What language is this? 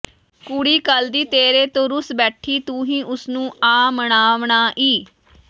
Punjabi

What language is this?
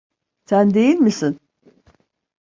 Turkish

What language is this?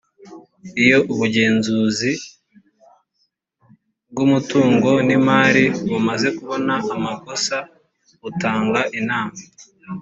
Kinyarwanda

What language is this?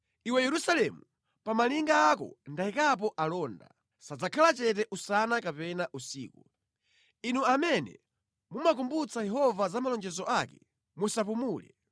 Nyanja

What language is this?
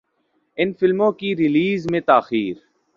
Urdu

